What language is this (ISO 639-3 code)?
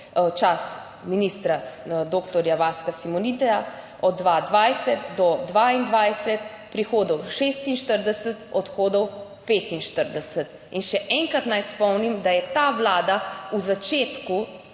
slv